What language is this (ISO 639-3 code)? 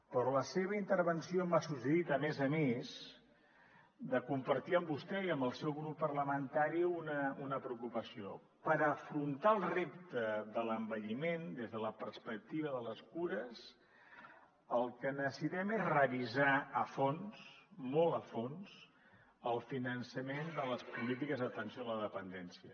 cat